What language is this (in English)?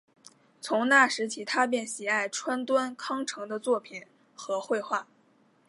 Chinese